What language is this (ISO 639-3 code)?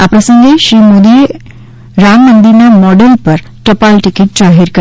guj